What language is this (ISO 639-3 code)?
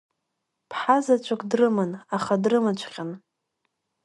abk